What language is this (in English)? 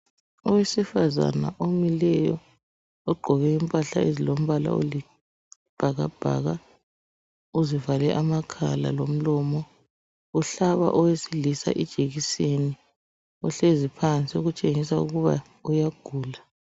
North Ndebele